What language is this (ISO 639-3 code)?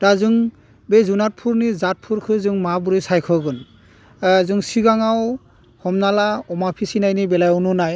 brx